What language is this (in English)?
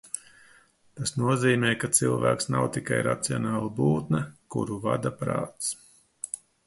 Latvian